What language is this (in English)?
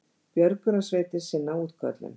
Icelandic